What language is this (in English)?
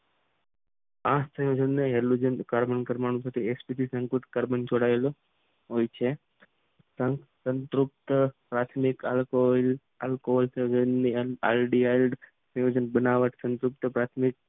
Gujarati